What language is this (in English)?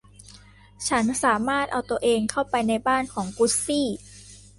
Thai